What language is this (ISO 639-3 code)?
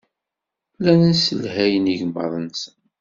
kab